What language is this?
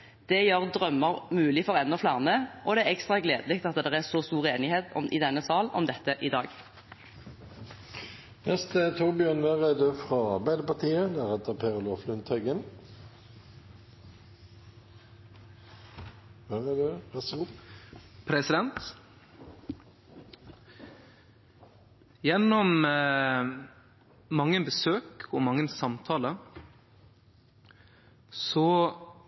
Norwegian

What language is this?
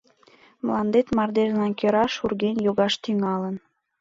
Mari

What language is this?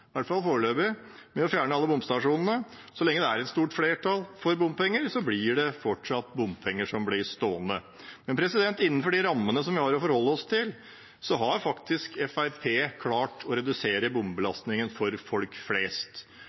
Norwegian Bokmål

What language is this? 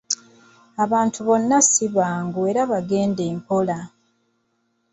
Ganda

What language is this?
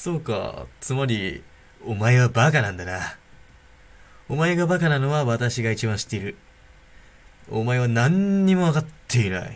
Japanese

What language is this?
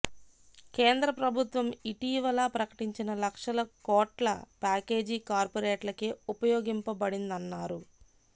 Telugu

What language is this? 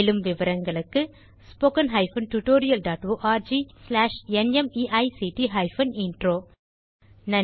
Tamil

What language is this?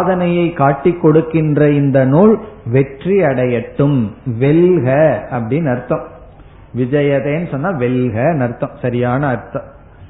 Tamil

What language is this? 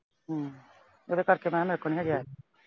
Punjabi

